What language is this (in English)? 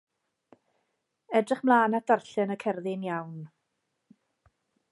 Welsh